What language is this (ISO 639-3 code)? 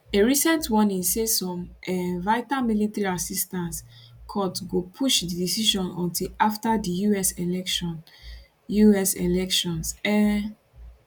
pcm